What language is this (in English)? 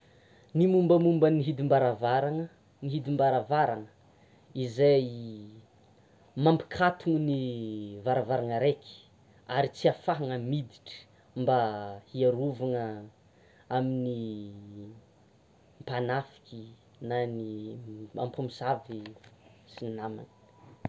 Tsimihety Malagasy